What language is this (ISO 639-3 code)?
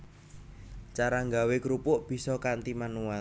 jav